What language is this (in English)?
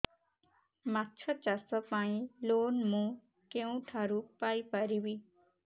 Odia